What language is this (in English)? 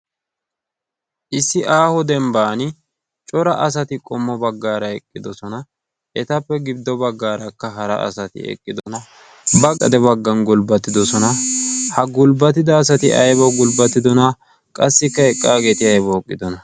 Wolaytta